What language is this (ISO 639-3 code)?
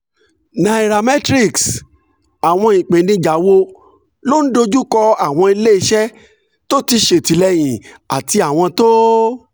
yor